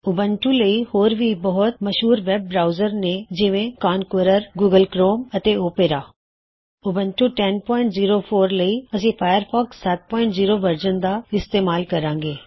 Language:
Punjabi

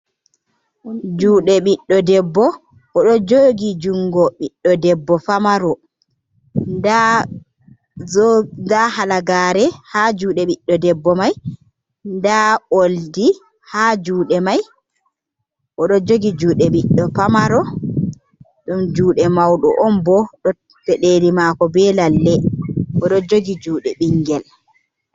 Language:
Fula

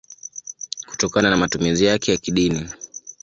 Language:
Swahili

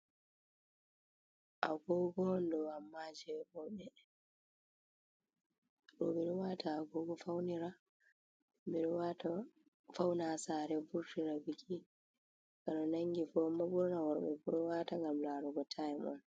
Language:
Fula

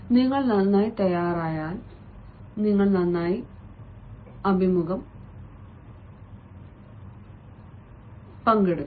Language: Malayalam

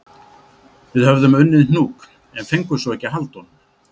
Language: Icelandic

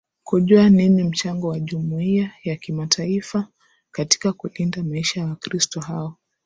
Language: Swahili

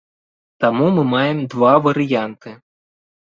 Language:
Belarusian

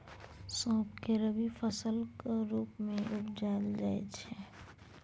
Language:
Maithili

